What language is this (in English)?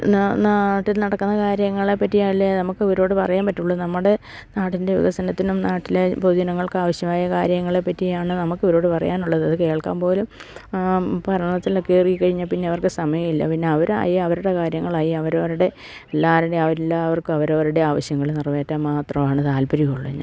Malayalam